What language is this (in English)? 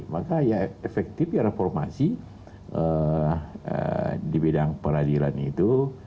Indonesian